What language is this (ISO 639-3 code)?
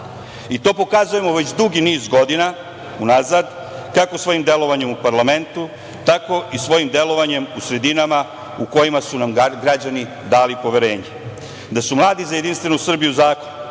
srp